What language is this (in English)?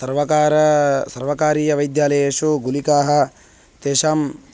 Sanskrit